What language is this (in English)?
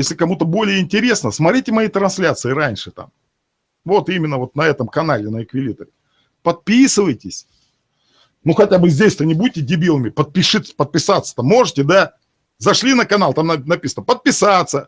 Russian